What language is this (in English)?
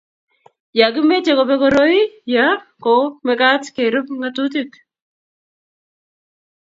Kalenjin